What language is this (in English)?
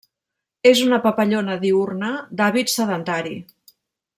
Catalan